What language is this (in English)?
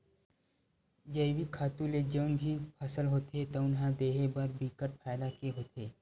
Chhattisgarhi